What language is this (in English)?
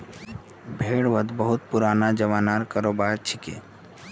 Magahi